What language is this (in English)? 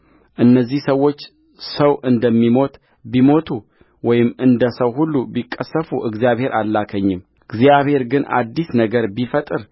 Amharic